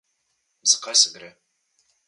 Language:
Slovenian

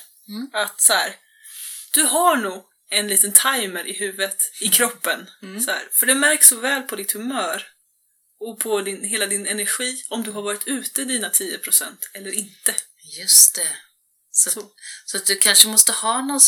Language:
Swedish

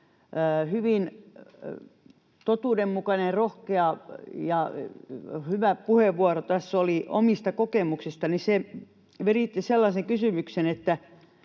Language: Finnish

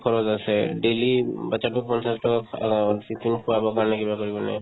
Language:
Assamese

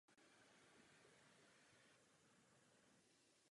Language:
Czech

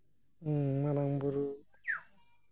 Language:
Santali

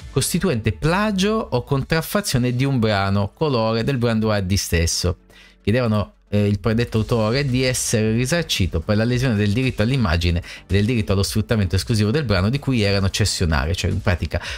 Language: Italian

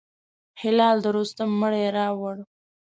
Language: Pashto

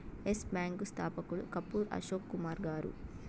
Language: Telugu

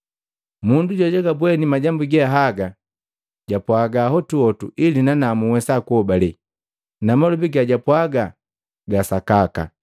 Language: Matengo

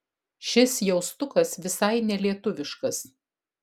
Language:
Lithuanian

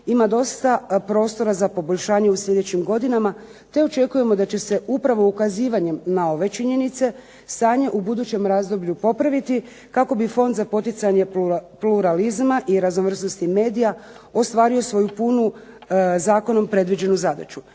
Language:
Croatian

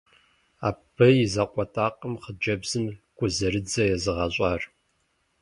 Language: Kabardian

